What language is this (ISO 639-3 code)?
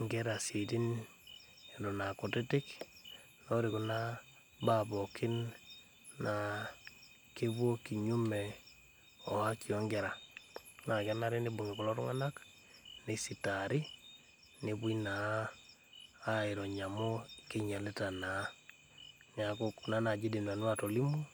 mas